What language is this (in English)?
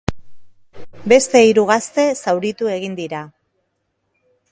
Basque